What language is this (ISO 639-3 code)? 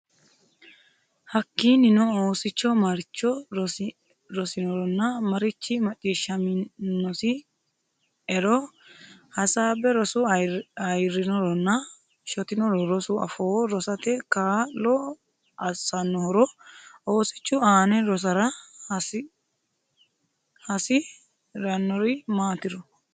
sid